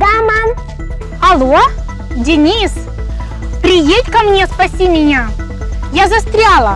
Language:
Russian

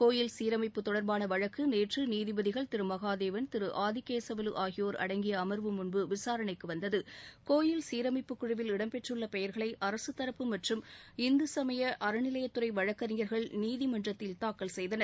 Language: Tamil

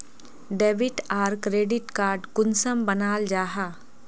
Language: Magahi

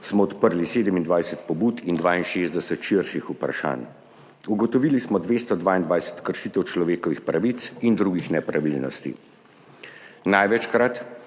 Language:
Slovenian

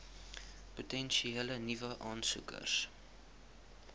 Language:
Afrikaans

